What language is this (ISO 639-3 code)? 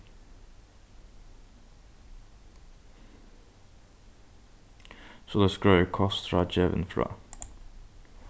fao